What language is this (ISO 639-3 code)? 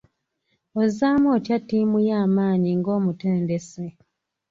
lug